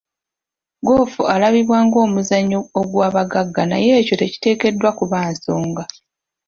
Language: Ganda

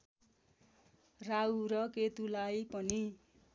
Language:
Nepali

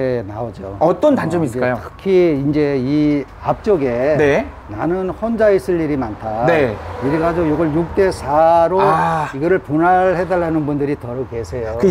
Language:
Korean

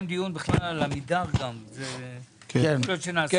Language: Hebrew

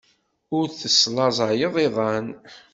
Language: Kabyle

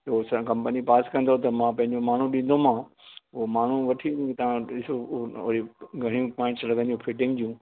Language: Sindhi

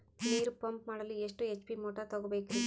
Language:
Kannada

